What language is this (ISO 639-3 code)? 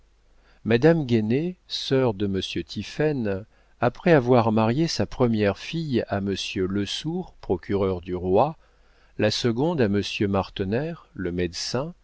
fra